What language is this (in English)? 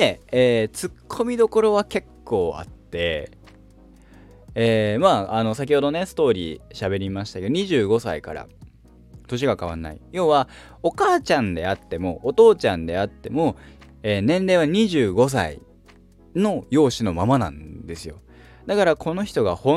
Japanese